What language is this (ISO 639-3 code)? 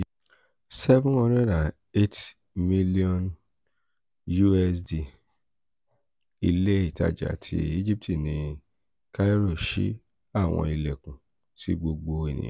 yor